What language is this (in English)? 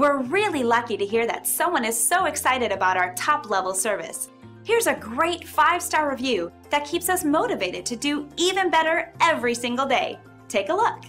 English